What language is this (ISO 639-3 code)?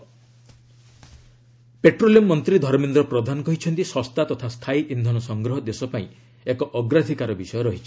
ori